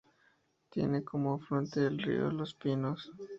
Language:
Spanish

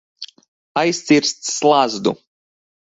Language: Latvian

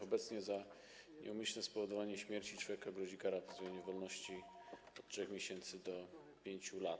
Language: Polish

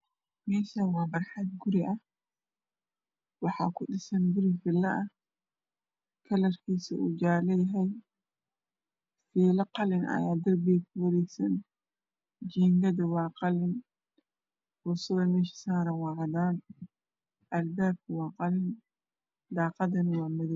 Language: Somali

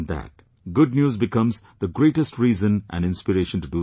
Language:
English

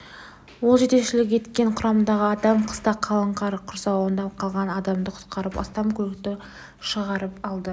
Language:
Kazakh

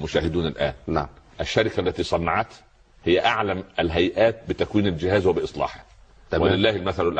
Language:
Arabic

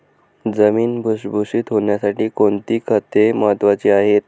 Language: Marathi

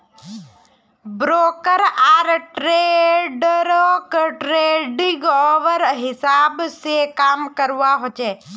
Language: Magahi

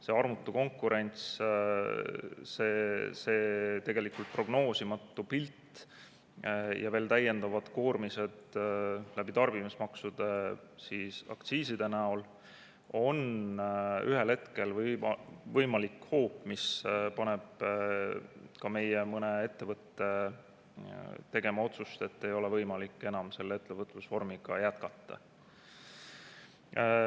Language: Estonian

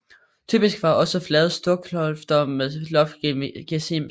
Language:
Danish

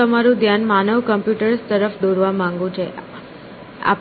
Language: Gujarati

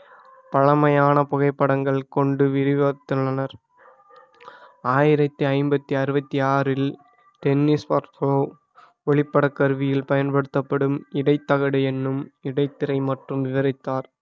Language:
Tamil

